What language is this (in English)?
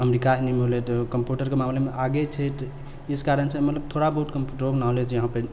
Maithili